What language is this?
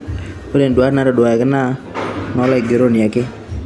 Masai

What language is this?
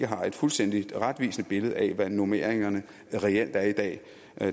Danish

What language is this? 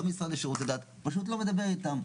Hebrew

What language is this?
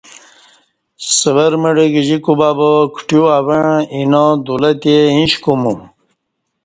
Kati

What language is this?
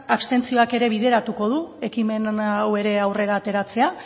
Basque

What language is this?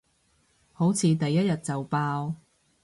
Cantonese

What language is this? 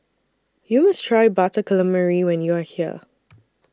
English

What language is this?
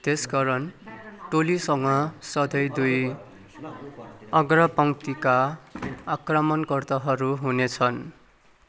Nepali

